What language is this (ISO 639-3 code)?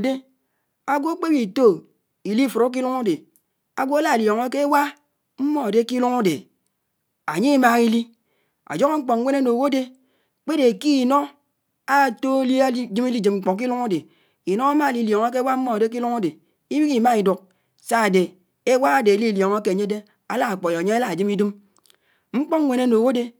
anw